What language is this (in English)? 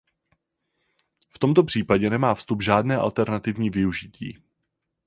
Czech